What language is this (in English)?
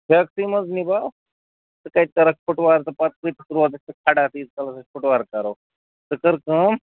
Kashmiri